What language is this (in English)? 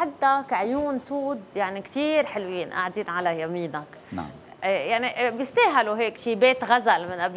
Arabic